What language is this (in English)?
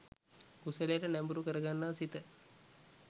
Sinhala